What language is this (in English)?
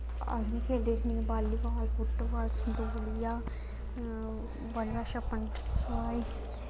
Dogri